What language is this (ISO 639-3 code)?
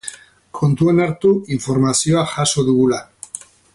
eus